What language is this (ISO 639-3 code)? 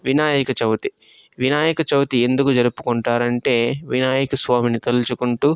tel